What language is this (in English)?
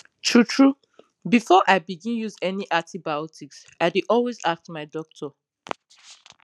Nigerian Pidgin